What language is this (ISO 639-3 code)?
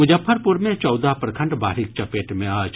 mai